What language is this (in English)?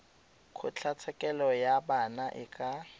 Tswana